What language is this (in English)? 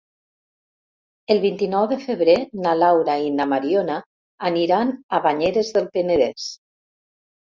Catalan